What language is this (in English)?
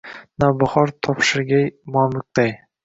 Uzbek